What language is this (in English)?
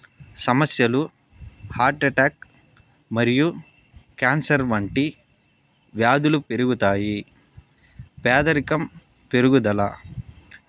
Telugu